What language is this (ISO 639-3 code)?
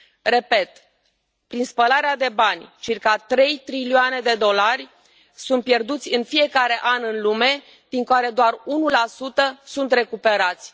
ron